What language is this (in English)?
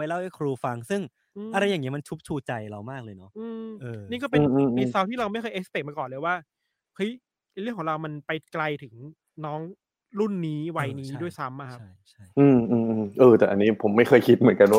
Thai